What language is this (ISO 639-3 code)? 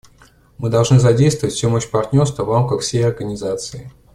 rus